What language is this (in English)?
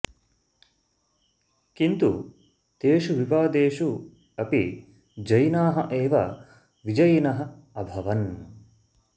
Sanskrit